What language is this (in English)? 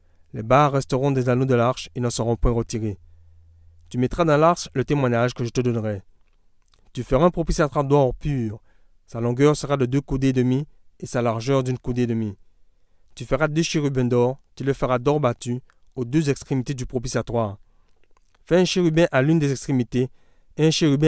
French